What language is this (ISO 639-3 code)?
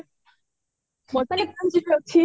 ori